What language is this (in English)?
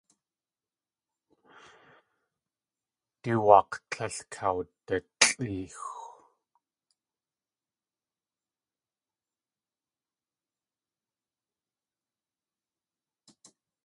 Tlingit